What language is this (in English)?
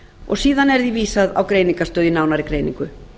Icelandic